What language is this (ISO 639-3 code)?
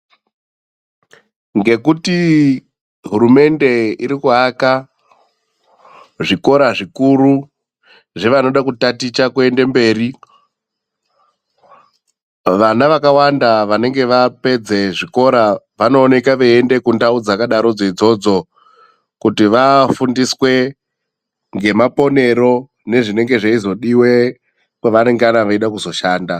ndc